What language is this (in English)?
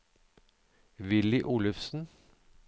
Norwegian